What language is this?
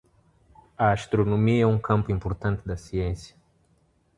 Portuguese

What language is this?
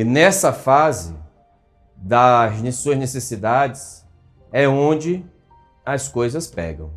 Portuguese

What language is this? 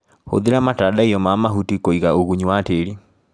Kikuyu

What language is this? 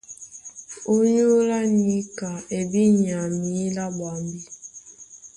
Duala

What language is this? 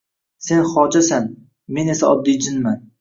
Uzbek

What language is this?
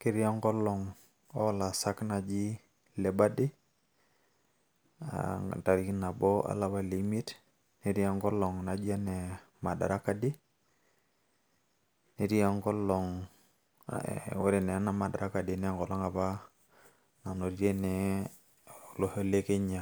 Masai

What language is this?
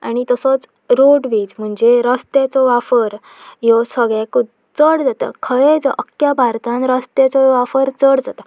Konkani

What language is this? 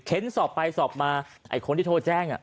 Thai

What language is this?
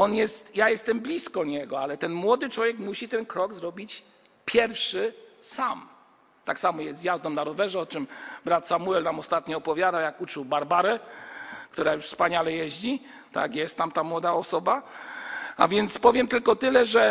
Polish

